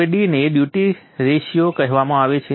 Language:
Gujarati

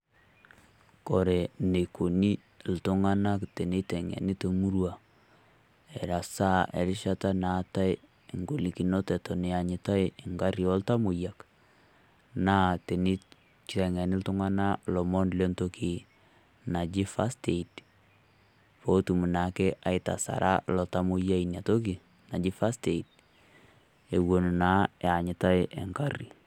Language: Masai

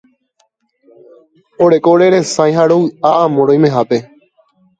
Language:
Guarani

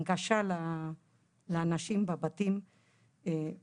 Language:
Hebrew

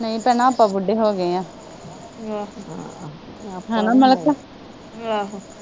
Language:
Punjabi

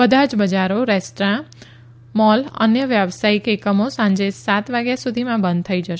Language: Gujarati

